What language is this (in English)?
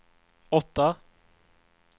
Swedish